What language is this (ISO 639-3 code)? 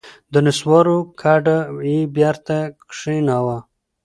pus